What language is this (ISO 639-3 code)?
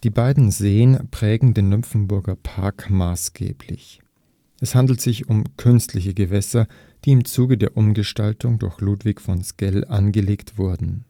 deu